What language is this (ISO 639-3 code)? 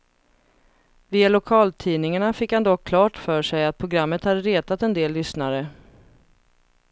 swe